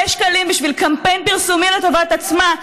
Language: Hebrew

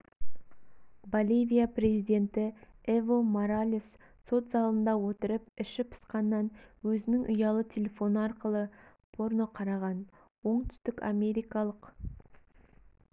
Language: Kazakh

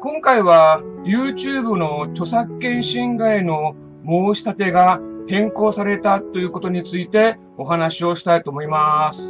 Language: Japanese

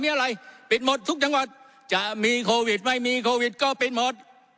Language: Thai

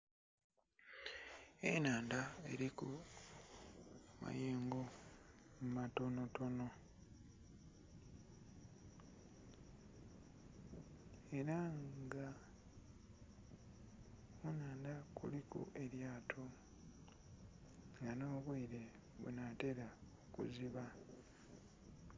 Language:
Soga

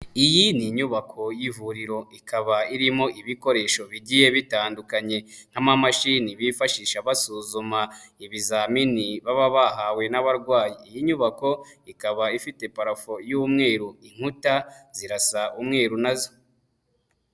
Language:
Kinyarwanda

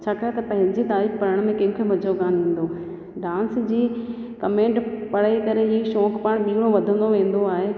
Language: Sindhi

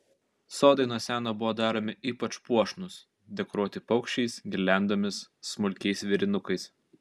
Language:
Lithuanian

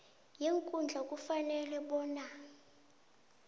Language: South Ndebele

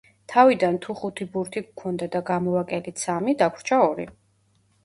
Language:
Georgian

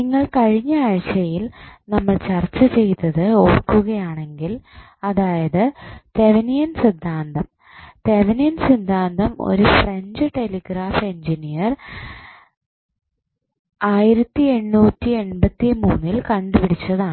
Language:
Malayalam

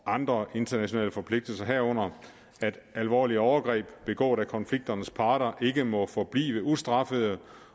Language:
Danish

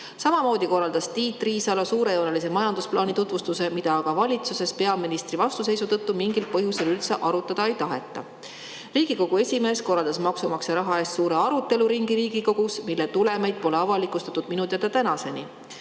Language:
Estonian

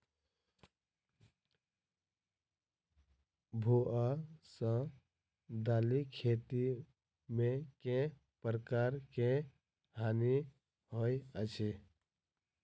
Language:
Maithili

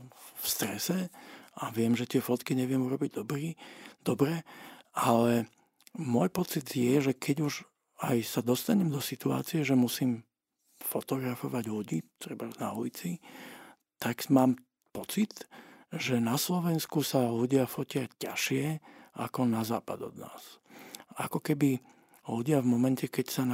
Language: Slovak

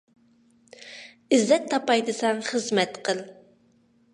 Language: Uyghur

